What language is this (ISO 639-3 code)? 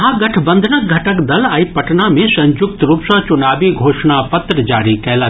mai